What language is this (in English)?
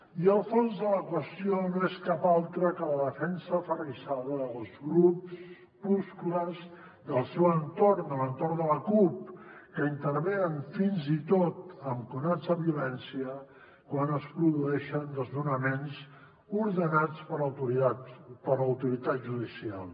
Catalan